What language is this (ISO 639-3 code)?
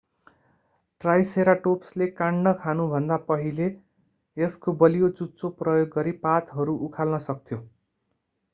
nep